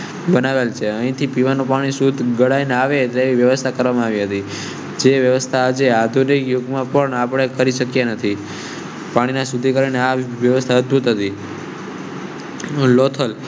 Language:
Gujarati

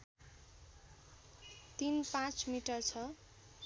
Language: Nepali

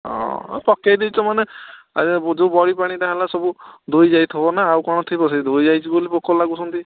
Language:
Odia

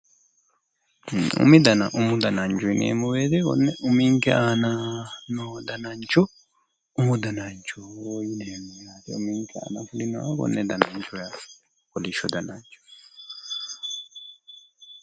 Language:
Sidamo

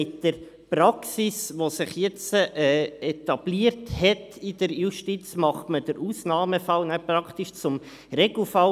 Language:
Swiss German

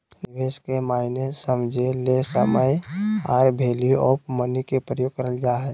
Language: Magahi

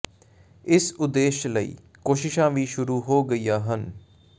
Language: Punjabi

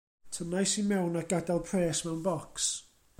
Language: Welsh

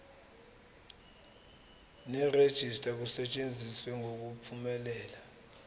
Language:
Zulu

